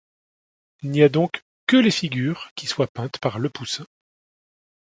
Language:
French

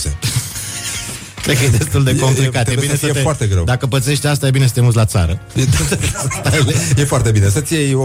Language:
Romanian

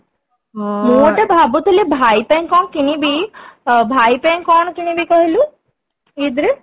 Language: Odia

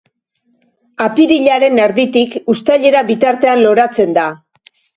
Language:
Basque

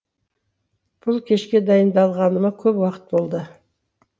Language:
Kazakh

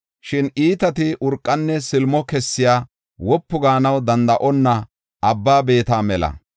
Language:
Gofa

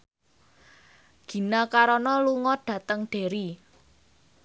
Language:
Javanese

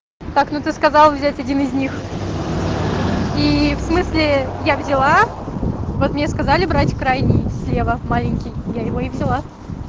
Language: Russian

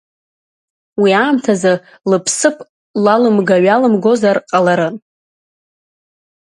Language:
Abkhazian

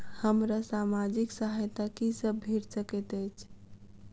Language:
Maithili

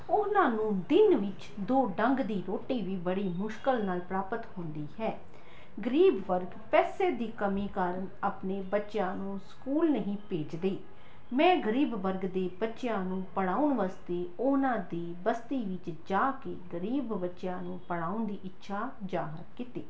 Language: Punjabi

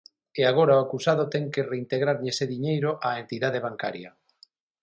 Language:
Galician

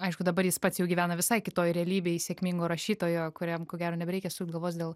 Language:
Lithuanian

